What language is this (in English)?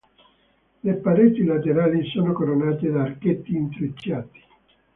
Italian